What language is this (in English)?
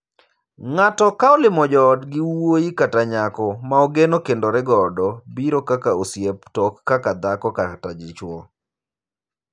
Luo (Kenya and Tanzania)